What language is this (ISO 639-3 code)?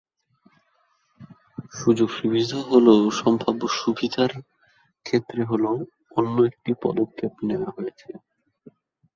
ben